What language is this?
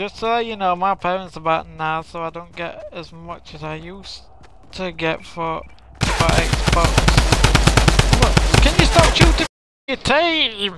English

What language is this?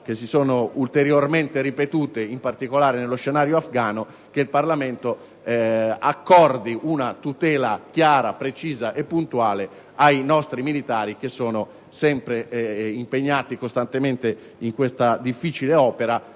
Italian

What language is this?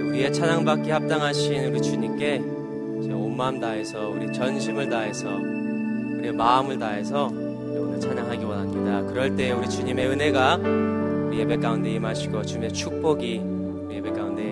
Korean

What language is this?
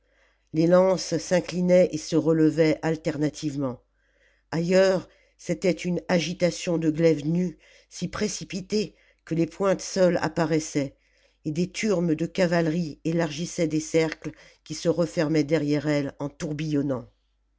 French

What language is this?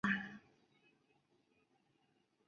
Chinese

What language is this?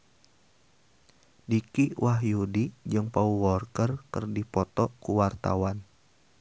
Sundanese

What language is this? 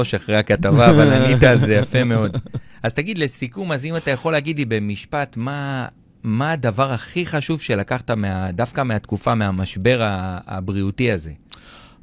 Hebrew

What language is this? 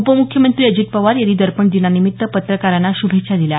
Marathi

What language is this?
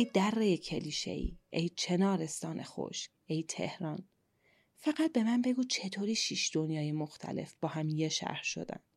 Persian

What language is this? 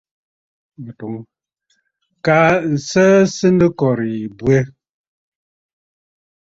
Bafut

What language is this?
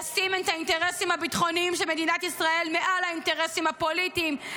Hebrew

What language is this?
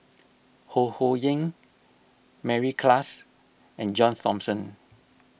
English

